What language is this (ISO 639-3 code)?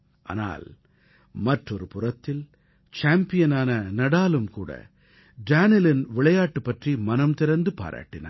tam